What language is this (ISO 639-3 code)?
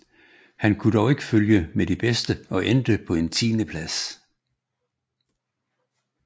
dan